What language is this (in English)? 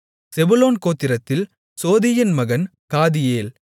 Tamil